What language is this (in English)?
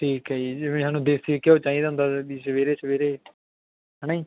Punjabi